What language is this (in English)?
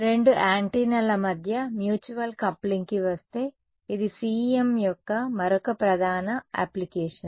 Telugu